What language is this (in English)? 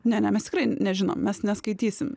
Lithuanian